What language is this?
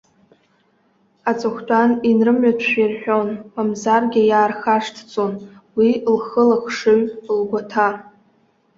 Abkhazian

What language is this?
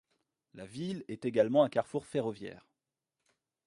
French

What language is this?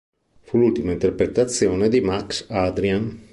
Italian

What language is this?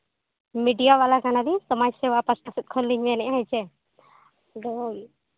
Santali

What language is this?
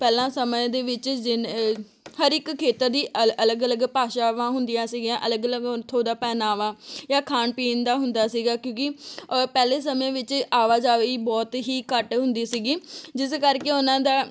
Punjabi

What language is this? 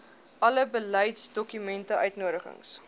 Afrikaans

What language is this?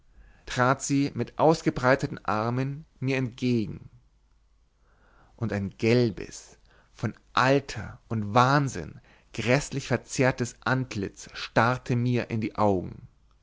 German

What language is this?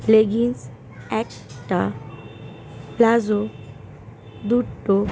Bangla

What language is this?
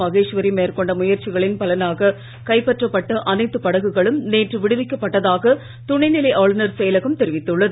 Tamil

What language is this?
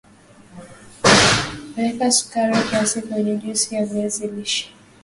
Swahili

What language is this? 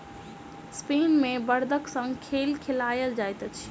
Maithili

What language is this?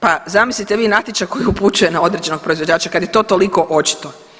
Croatian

